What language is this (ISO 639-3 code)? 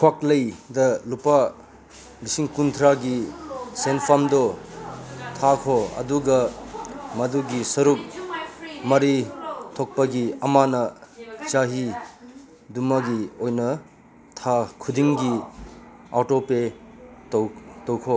mni